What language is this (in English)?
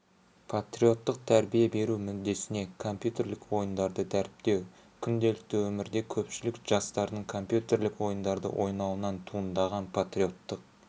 Kazakh